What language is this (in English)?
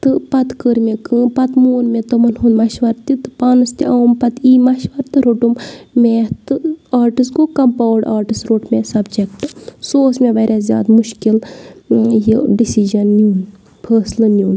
Kashmiri